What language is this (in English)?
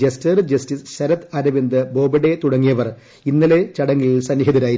Malayalam